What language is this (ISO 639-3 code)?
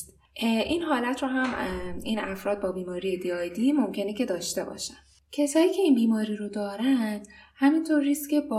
fas